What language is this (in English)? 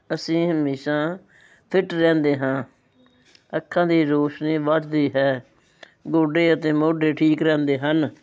Punjabi